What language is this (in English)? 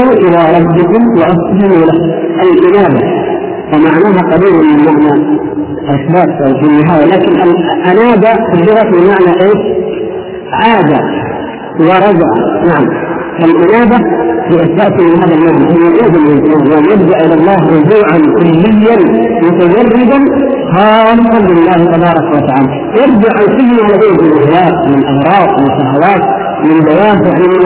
Arabic